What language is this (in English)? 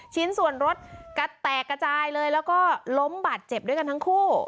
Thai